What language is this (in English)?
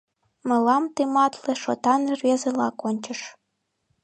Mari